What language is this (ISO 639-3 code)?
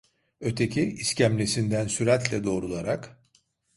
tur